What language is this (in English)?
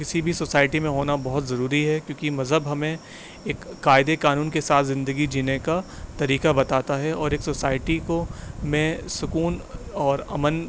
Urdu